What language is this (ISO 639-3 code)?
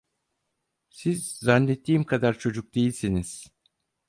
tur